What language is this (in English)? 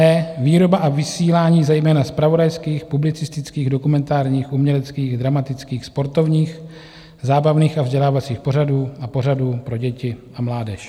Czech